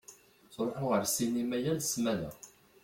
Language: Kabyle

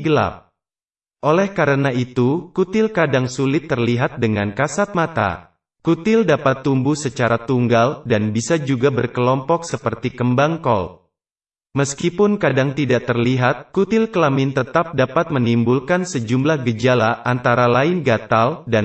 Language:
Indonesian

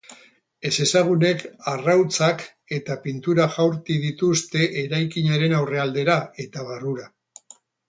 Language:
Basque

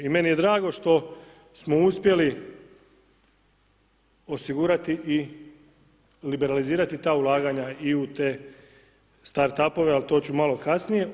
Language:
Croatian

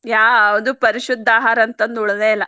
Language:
Kannada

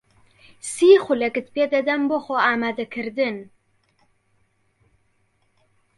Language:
Central Kurdish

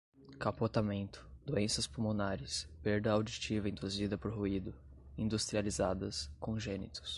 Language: Portuguese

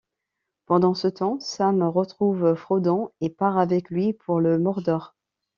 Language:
French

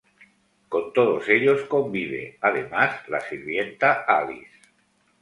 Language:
Spanish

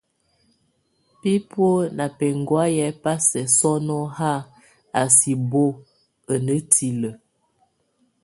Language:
Tunen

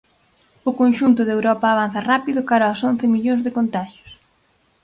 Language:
Galician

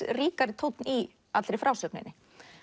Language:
Icelandic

